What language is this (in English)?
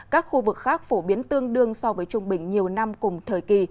Vietnamese